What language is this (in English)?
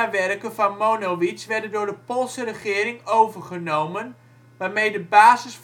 Dutch